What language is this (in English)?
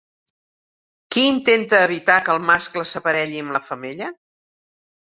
Catalan